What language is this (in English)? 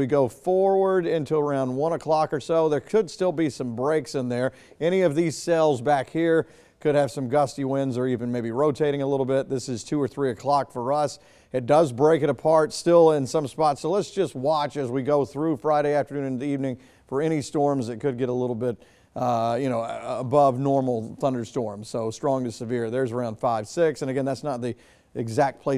English